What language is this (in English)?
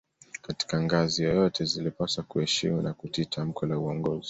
Swahili